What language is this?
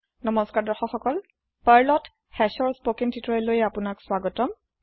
Assamese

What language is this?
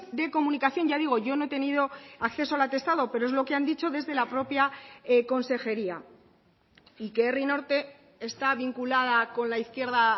Spanish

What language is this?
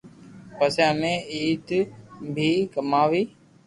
Loarki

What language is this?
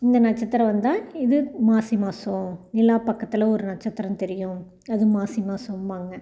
Tamil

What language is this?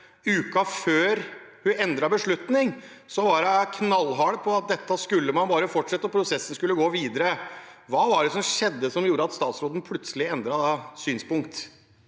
Norwegian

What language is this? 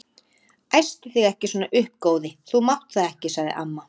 Icelandic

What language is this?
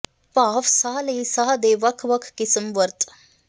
Punjabi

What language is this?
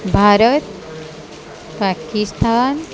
Odia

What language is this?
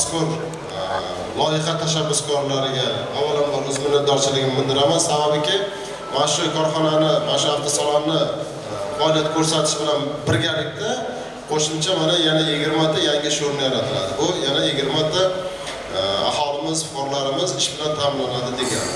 Turkish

